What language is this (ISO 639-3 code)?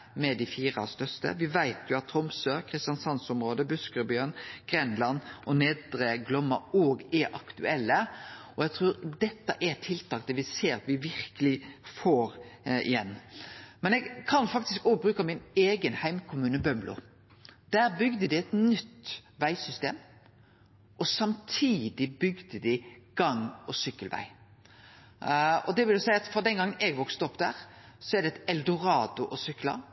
nno